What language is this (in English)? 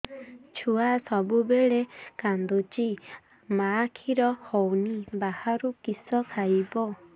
Odia